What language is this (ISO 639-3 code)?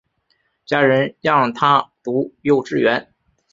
zho